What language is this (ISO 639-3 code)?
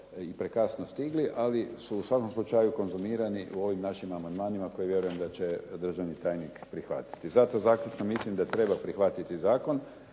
hrv